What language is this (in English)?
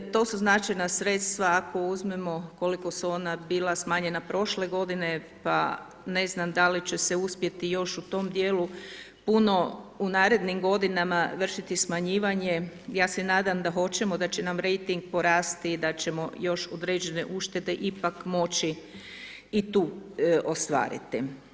Croatian